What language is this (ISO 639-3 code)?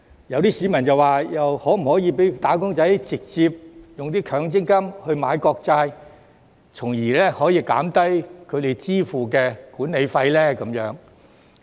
yue